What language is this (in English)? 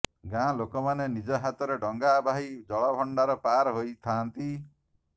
Odia